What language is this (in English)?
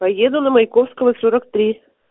Russian